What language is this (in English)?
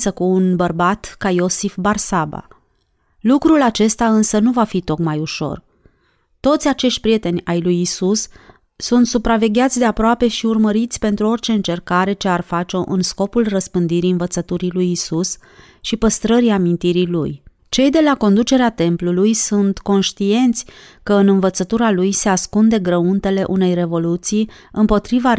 Romanian